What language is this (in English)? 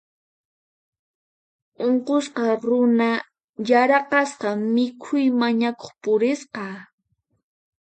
Puno Quechua